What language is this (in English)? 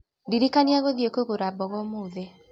Kikuyu